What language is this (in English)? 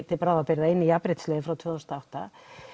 Icelandic